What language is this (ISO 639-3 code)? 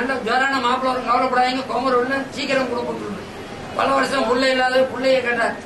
tam